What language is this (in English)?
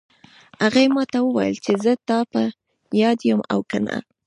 Pashto